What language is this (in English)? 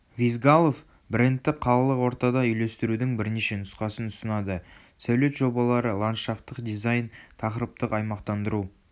Kazakh